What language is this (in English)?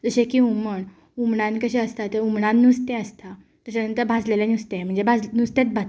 Konkani